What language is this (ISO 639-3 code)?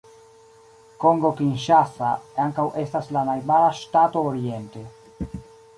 epo